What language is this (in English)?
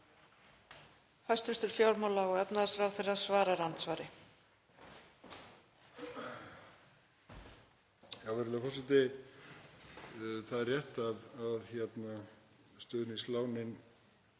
Icelandic